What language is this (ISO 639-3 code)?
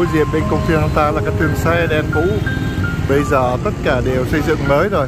vie